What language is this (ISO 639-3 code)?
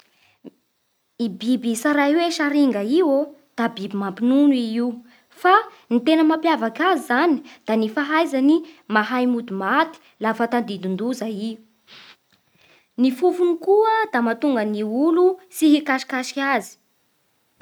bhr